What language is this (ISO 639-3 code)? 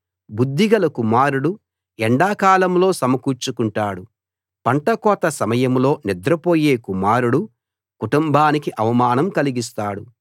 tel